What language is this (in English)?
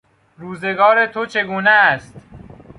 Persian